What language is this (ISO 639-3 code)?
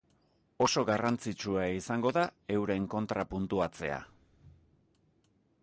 eus